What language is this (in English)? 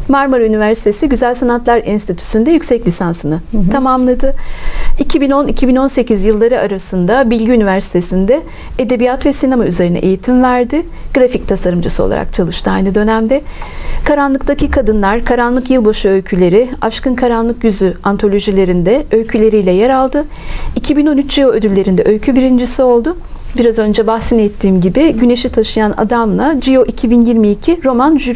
Turkish